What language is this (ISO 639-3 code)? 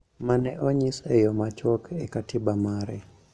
luo